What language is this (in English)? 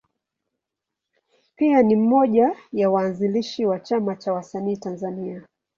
Swahili